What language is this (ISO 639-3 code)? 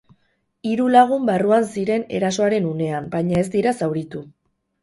eus